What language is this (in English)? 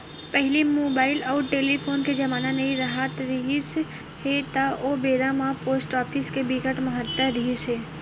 Chhattisgarhi